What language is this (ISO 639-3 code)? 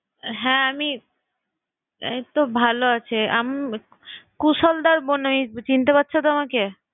ben